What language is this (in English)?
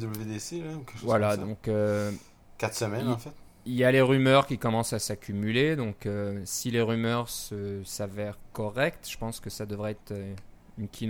French